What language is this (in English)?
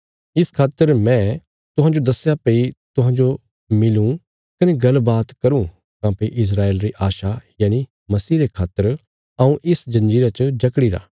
Bilaspuri